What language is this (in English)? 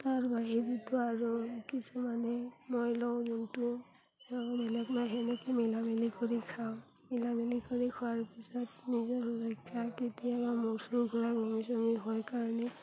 Assamese